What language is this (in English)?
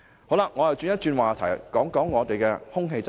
Cantonese